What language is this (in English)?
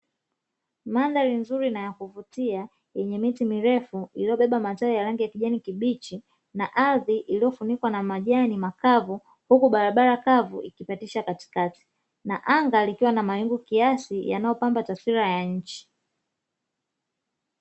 Swahili